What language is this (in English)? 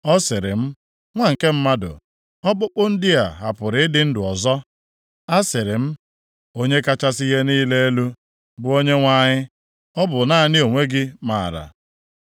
Igbo